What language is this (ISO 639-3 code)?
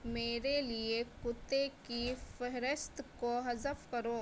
urd